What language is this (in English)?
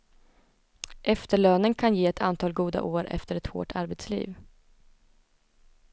Swedish